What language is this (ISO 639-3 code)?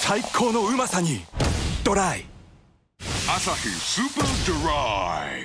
jpn